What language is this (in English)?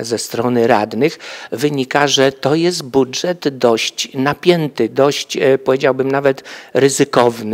Polish